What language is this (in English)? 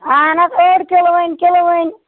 Kashmiri